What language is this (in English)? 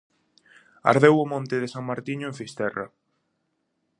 Galician